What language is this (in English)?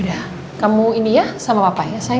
Indonesian